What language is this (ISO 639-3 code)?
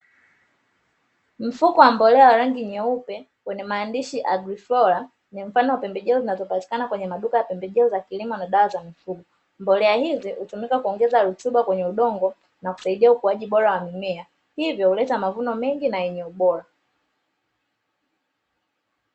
swa